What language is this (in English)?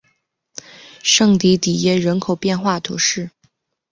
Chinese